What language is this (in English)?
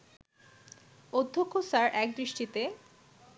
Bangla